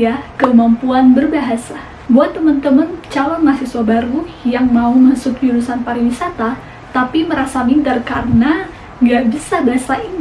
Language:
Indonesian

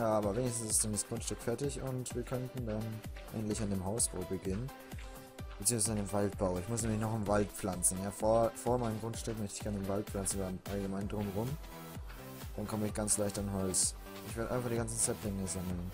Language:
German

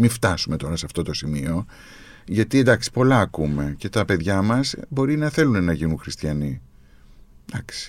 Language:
Greek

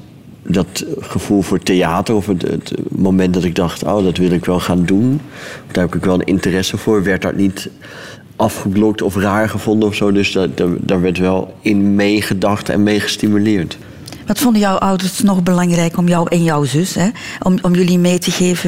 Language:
Dutch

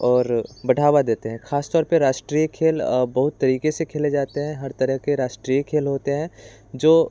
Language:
Hindi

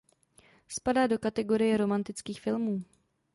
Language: Czech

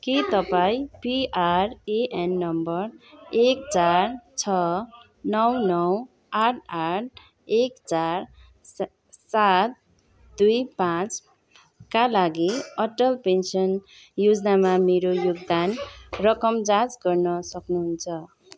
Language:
Nepali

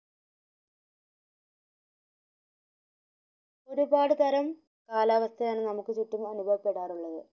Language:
Malayalam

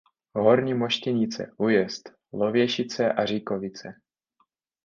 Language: Czech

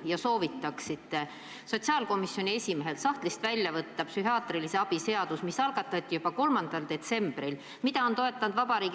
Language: Estonian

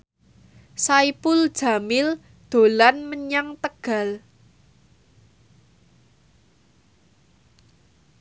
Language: Javanese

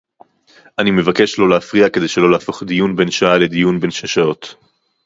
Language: Hebrew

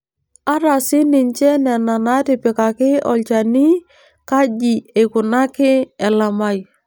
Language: Masai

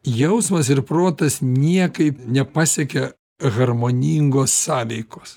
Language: Lithuanian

